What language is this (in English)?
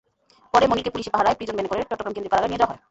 Bangla